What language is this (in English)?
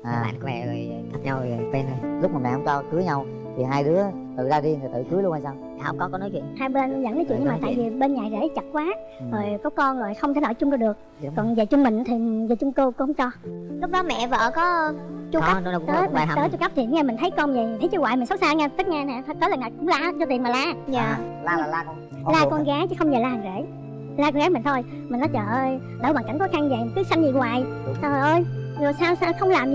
Vietnamese